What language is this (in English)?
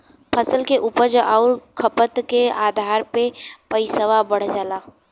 Bhojpuri